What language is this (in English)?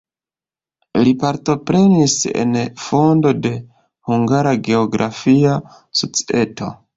Esperanto